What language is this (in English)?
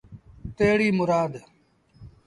Sindhi Bhil